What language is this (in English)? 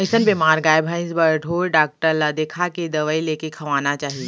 Chhattisgarhi